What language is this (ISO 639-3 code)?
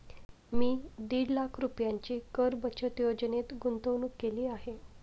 mar